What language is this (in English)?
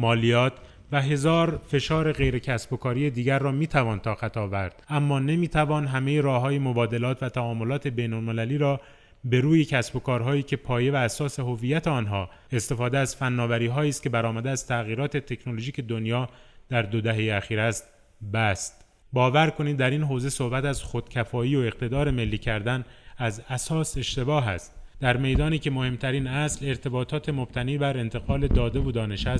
Persian